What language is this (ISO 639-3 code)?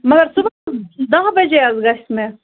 kas